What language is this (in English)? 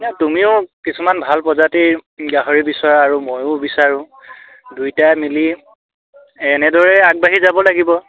Assamese